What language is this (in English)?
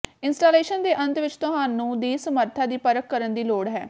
Punjabi